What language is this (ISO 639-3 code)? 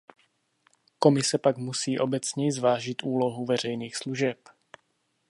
ces